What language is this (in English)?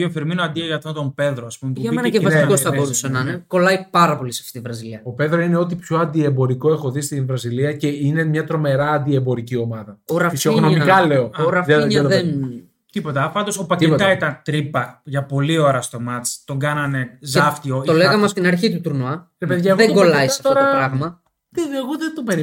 Greek